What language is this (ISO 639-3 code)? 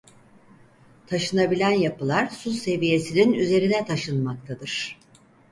tur